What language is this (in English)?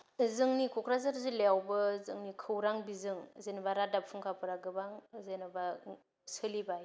Bodo